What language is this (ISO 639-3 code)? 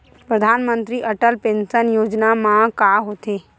hne